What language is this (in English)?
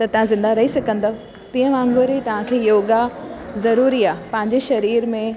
Sindhi